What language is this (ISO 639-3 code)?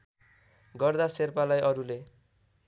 nep